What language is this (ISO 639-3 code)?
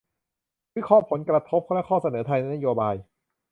tha